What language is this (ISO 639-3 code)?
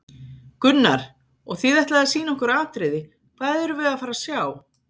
isl